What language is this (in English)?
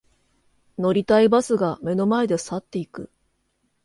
Japanese